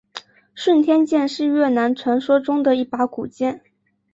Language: Chinese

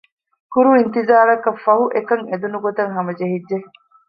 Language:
Divehi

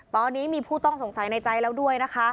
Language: Thai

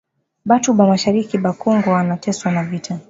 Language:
Swahili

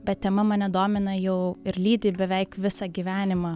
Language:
Lithuanian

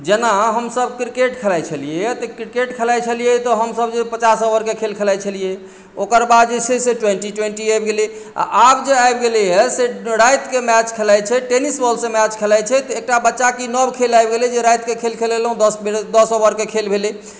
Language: Maithili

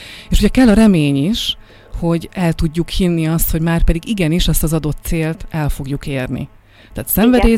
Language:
Hungarian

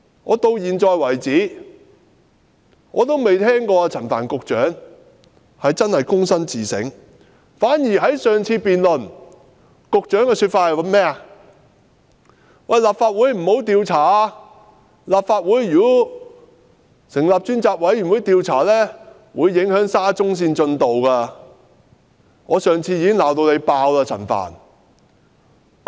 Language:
Cantonese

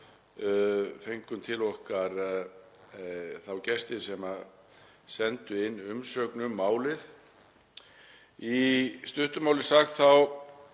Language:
Icelandic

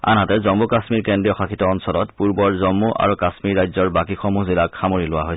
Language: Assamese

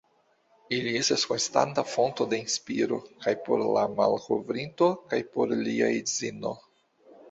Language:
Esperanto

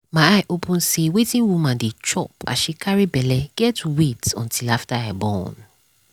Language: Nigerian Pidgin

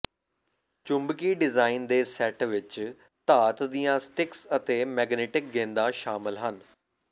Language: Punjabi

